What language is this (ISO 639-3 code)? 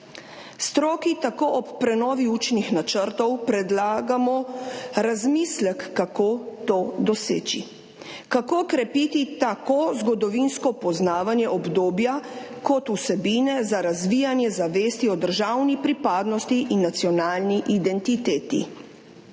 slv